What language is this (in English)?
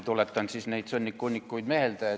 Estonian